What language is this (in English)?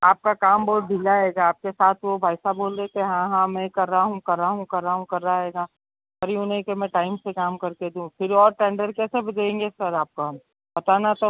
Hindi